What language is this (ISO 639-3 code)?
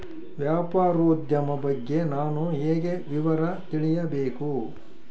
kan